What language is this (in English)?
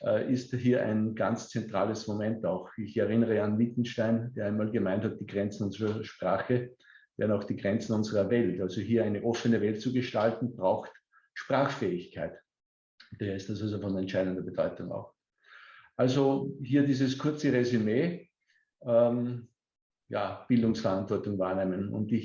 German